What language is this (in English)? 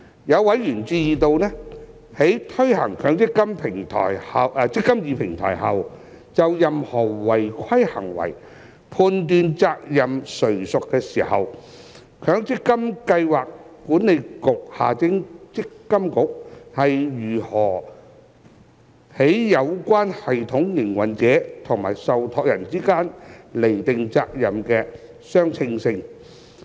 Cantonese